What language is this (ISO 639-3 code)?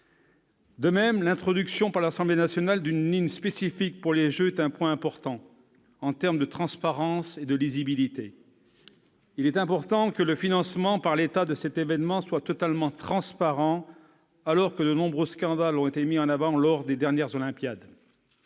fra